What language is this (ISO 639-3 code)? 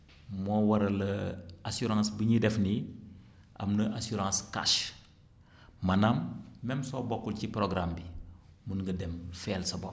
wol